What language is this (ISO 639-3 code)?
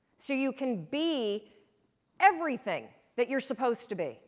eng